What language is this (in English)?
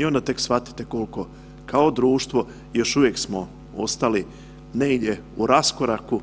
Croatian